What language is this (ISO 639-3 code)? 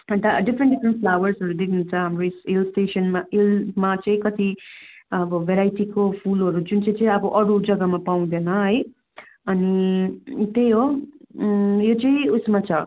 nep